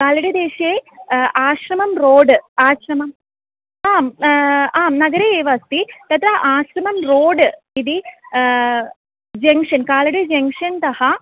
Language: Sanskrit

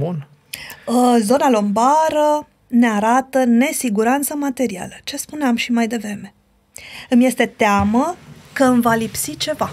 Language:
Romanian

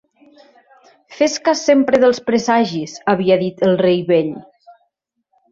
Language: Catalan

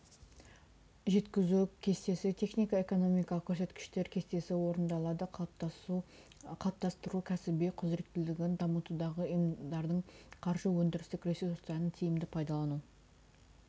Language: Kazakh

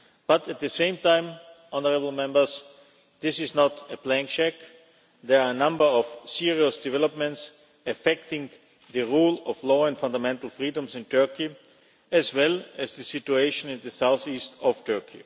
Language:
English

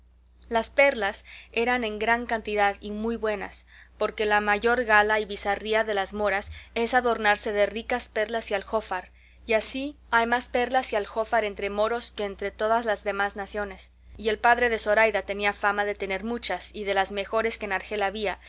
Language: Spanish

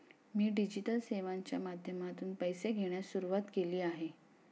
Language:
Marathi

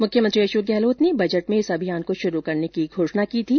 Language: Hindi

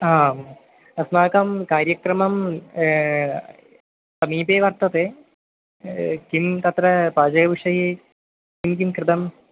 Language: Sanskrit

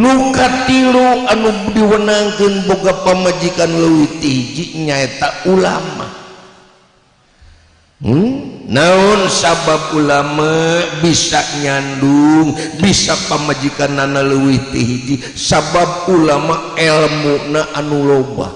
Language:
Indonesian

